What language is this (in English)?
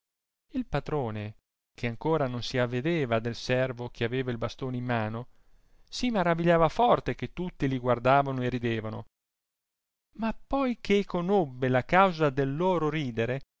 Italian